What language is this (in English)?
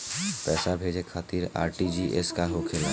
Bhojpuri